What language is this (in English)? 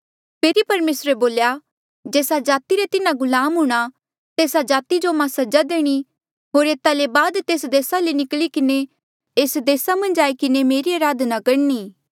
Mandeali